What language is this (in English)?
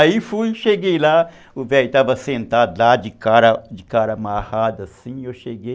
Portuguese